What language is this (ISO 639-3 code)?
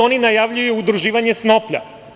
srp